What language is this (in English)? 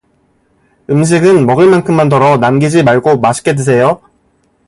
Korean